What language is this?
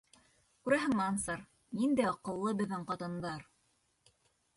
Bashkir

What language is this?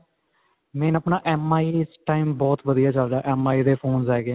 Punjabi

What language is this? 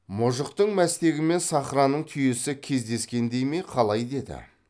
Kazakh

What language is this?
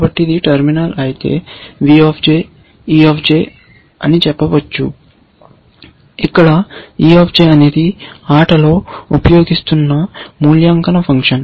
Telugu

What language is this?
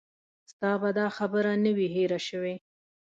Pashto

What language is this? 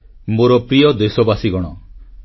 Odia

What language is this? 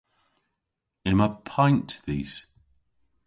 Cornish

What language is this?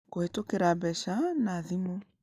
Kikuyu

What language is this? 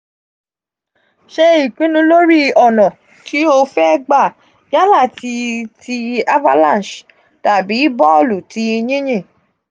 Yoruba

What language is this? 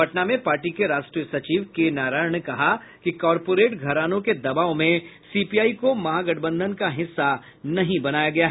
Hindi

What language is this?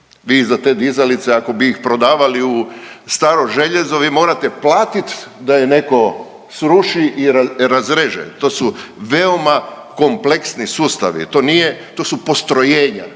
Croatian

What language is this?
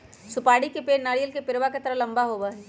Magahi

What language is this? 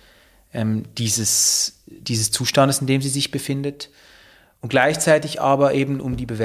German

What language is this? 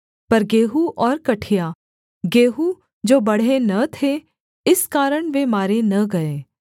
Hindi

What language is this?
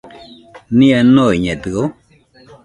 Nüpode Huitoto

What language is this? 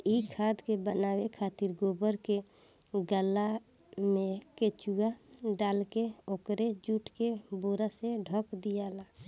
Bhojpuri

